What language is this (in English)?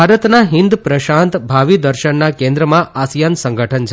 Gujarati